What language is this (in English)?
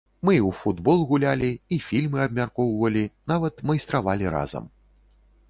Belarusian